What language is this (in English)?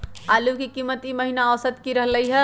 Magahi